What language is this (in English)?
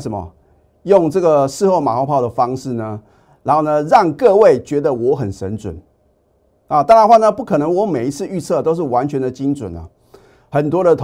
Chinese